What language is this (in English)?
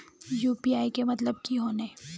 Magahi